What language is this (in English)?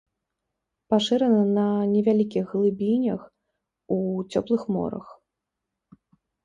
Belarusian